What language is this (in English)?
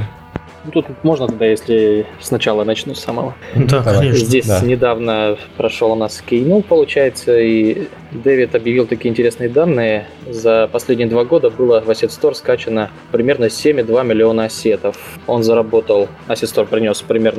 Russian